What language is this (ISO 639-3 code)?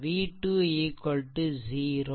tam